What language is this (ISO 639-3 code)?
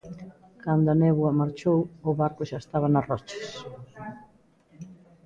glg